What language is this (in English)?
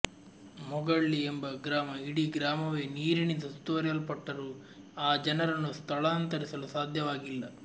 Kannada